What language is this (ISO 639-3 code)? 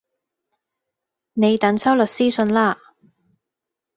yue